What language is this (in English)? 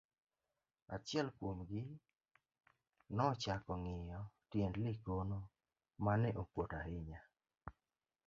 Luo (Kenya and Tanzania)